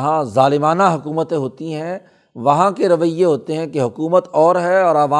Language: Urdu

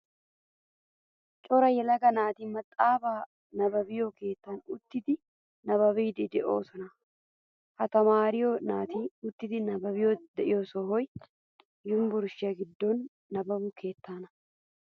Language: Wolaytta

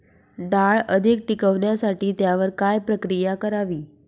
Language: Marathi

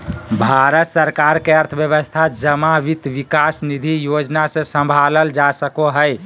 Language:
Magahi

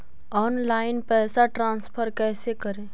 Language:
Magahi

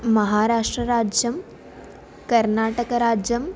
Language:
Sanskrit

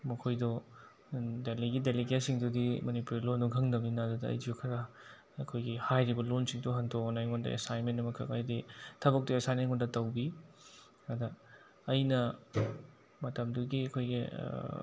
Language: Manipuri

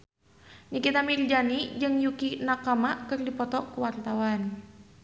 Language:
Sundanese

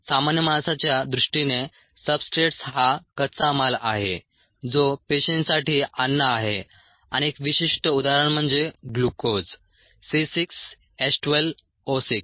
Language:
Marathi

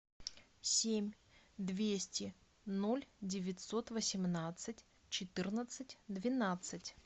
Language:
Russian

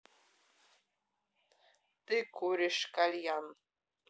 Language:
Russian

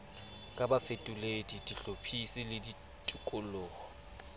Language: Southern Sotho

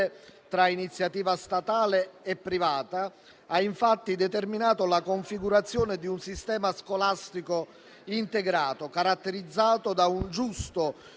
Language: Italian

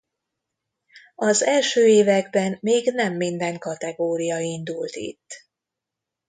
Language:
Hungarian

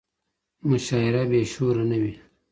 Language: Pashto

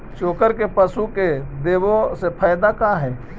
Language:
Magahi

